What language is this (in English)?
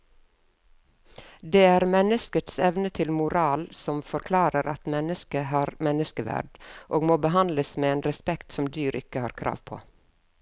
Norwegian